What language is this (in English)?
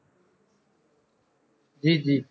Punjabi